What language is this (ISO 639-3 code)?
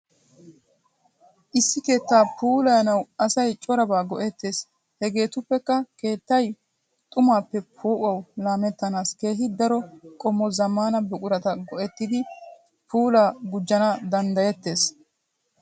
wal